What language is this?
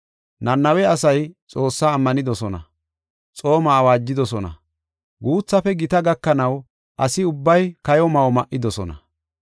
Gofa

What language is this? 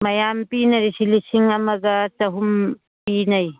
Manipuri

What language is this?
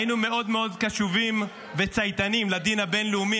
Hebrew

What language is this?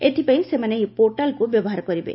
Odia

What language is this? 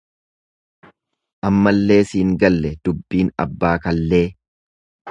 Oromo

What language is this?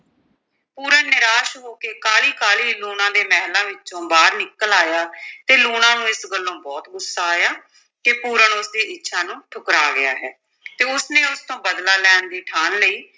Punjabi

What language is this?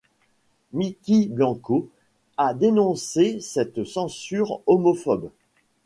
French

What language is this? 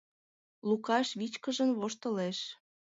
Mari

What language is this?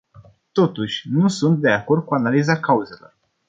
Romanian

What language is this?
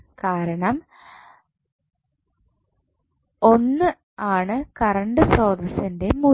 Malayalam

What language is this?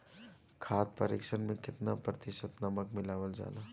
Bhojpuri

